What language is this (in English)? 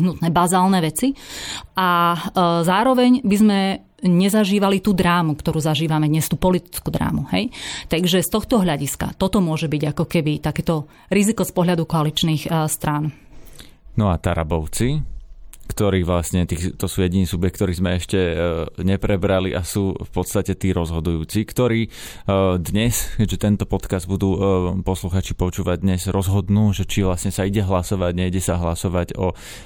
Slovak